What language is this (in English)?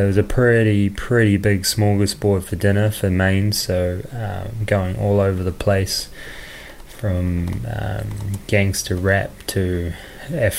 English